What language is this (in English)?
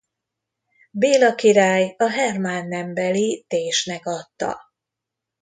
Hungarian